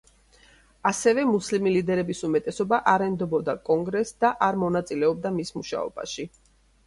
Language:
Georgian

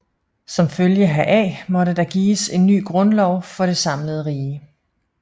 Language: Danish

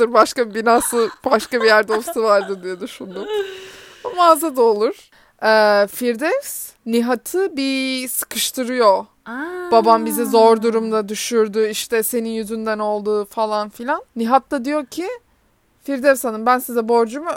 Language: Turkish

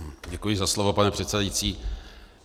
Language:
Czech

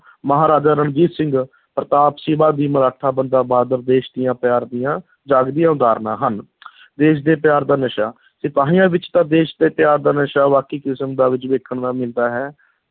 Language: Punjabi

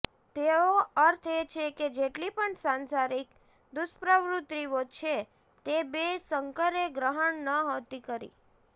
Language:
Gujarati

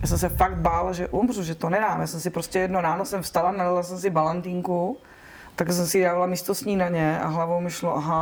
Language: Czech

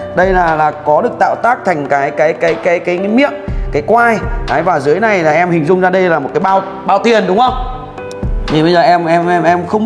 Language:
Vietnamese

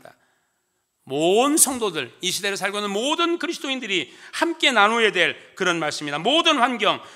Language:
Korean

